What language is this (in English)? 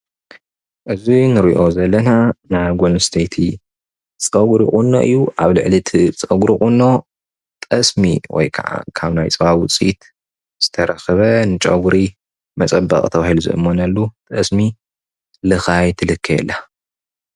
Tigrinya